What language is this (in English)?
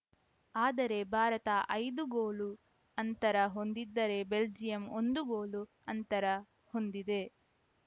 Kannada